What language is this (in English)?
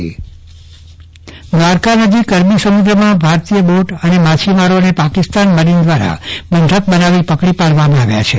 Gujarati